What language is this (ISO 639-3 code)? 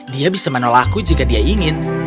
ind